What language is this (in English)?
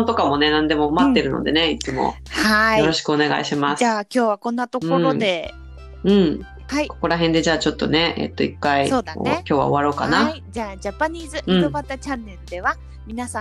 Japanese